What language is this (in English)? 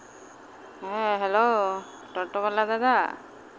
Santali